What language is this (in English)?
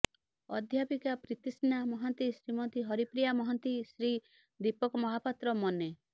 Odia